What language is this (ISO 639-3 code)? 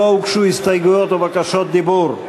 heb